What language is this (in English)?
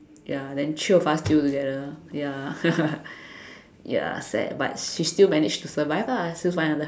English